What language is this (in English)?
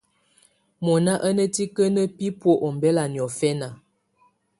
Tunen